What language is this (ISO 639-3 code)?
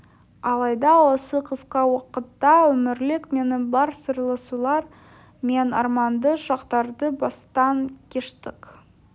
kaz